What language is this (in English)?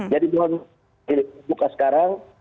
Indonesian